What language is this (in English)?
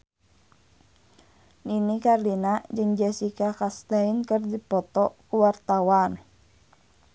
Sundanese